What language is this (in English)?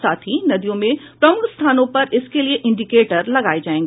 Hindi